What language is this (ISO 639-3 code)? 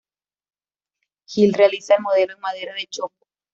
spa